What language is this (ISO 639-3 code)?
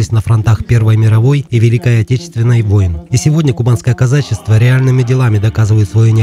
rus